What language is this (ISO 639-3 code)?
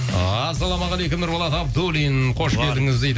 kaz